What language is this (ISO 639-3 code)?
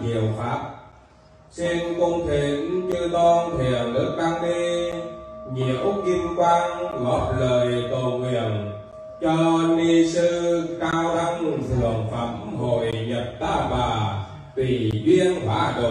vie